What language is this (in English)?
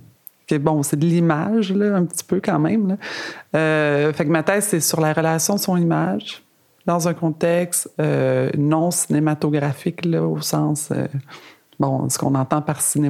French